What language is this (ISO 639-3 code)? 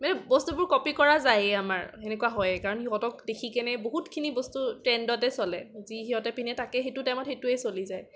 asm